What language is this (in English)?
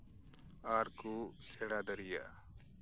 Santali